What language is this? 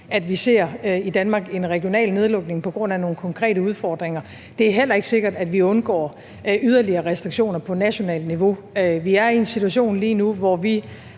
Danish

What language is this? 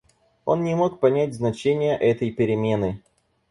Russian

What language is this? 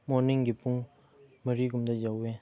Manipuri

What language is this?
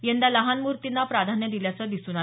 Marathi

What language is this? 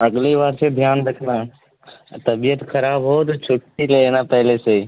Urdu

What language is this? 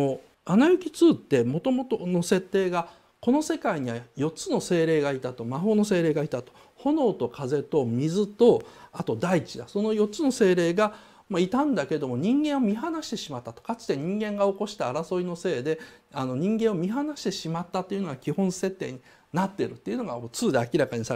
Japanese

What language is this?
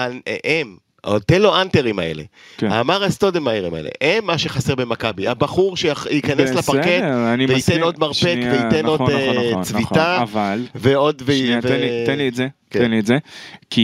Hebrew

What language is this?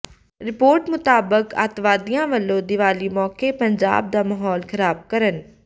Punjabi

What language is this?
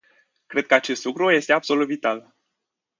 Romanian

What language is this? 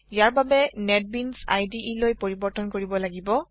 Assamese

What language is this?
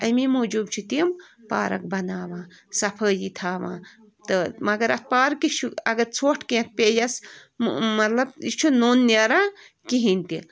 Kashmiri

